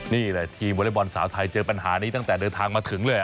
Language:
Thai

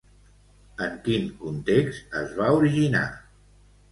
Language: Catalan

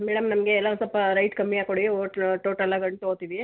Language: Kannada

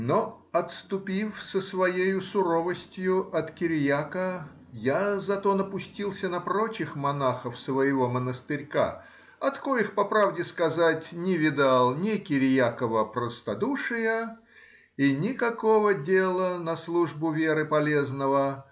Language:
Russian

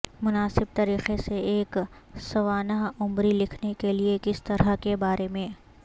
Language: Urdu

